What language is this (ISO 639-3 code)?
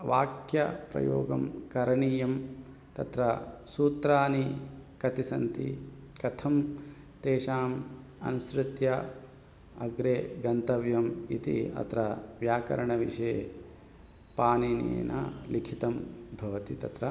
san